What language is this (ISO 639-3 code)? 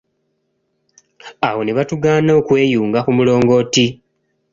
lug